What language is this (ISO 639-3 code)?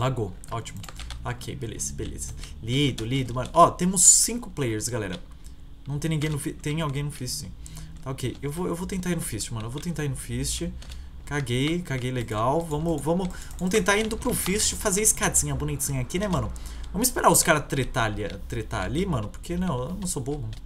por